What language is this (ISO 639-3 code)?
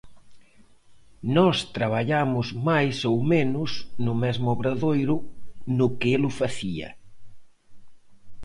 glg